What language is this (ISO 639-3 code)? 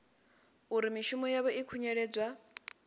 ven